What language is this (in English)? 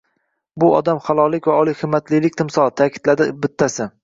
Uzbek